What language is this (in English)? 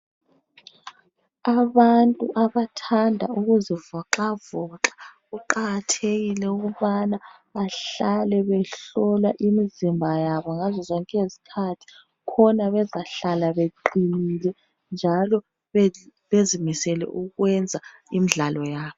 North Ndebele